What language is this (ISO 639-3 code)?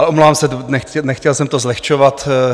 ces